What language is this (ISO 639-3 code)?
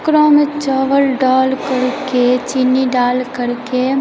mai